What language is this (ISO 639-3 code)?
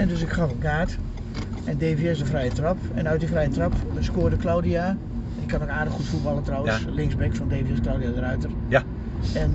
nld